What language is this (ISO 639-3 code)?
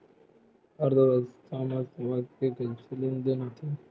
hne